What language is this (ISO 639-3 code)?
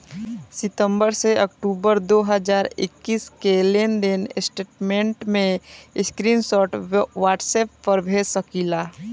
bho